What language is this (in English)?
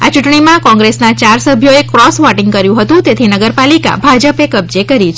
Gujarati